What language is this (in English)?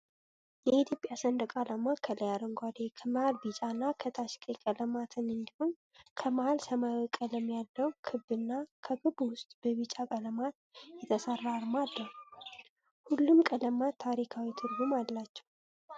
Amharic